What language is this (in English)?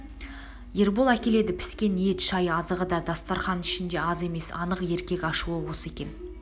Kazakh